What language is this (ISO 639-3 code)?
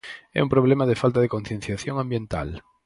glg